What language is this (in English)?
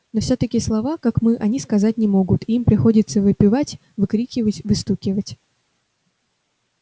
Russian